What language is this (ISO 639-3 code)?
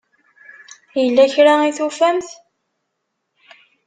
kab